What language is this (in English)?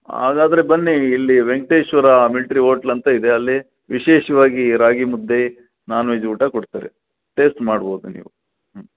Kannada